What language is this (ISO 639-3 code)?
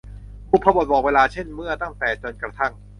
tha